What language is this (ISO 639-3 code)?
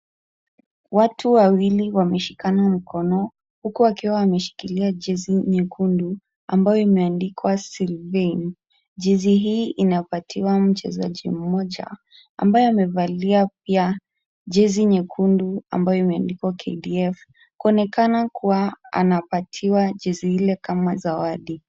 swa